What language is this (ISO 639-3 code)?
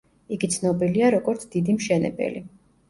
kat